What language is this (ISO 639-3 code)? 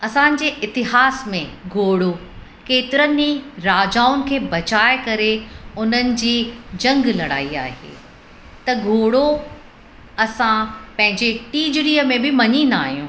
snd